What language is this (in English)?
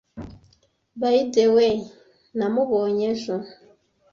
Kinyarwanda